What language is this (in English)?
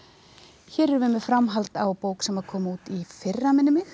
Icelandic